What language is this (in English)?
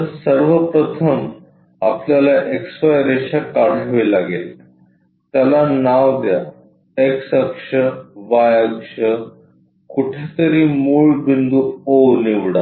Marathi